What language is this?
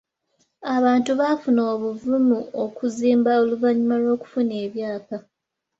Ganda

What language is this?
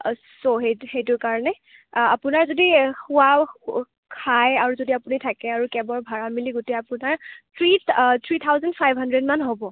Assamese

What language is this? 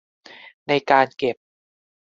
Thai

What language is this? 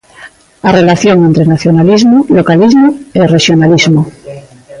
Galician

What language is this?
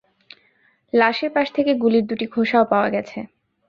Bangla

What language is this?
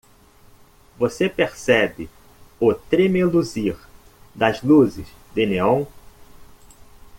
Portuguese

